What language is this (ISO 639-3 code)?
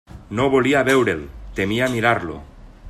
cat